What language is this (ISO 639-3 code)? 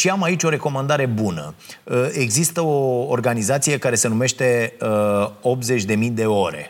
ron